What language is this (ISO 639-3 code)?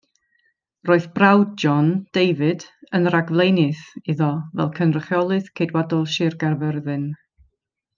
cym